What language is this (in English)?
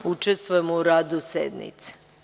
Serbian